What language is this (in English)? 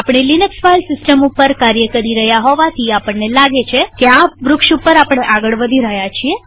Gujarati